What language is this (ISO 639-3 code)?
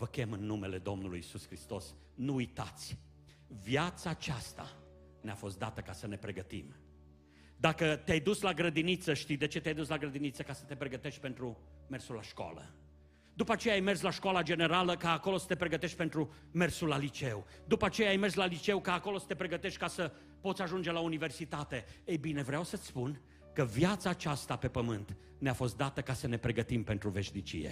ron